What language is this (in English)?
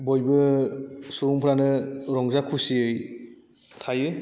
Bodo